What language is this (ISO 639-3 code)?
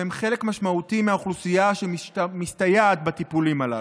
heb